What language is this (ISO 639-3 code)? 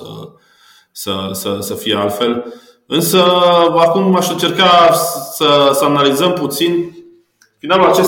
ron